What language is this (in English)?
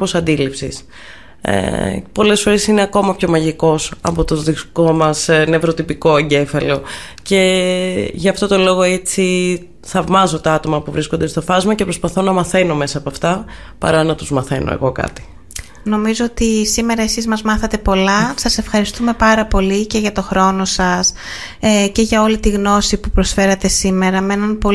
Greek